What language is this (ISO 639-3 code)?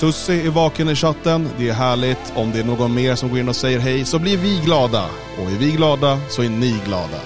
swe